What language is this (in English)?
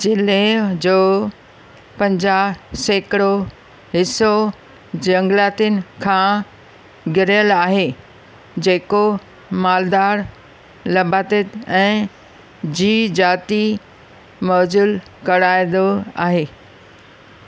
Sindhi